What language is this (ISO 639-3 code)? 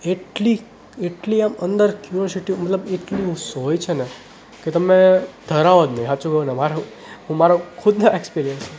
guj